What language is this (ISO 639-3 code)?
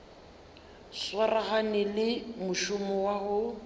nso